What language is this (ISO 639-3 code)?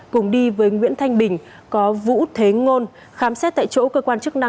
vie